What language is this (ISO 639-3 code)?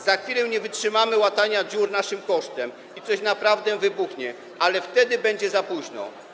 pol